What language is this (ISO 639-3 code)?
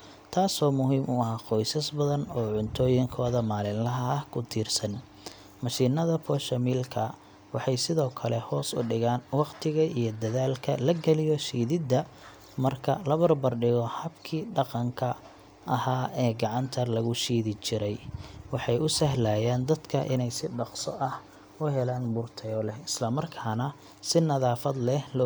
som